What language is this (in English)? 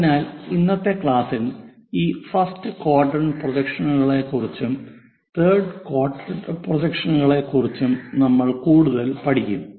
Malayalam